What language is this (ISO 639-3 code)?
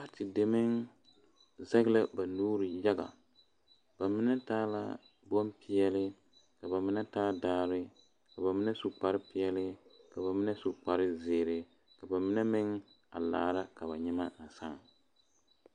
dga